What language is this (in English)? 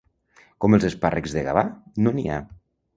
Catalan